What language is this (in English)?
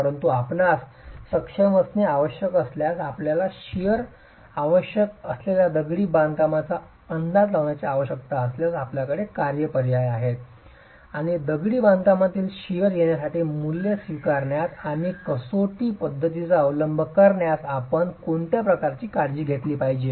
Marathi